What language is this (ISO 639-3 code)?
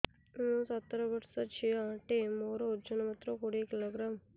ori